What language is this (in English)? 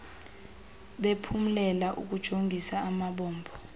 Xhosa